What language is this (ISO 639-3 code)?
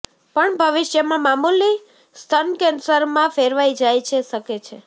guj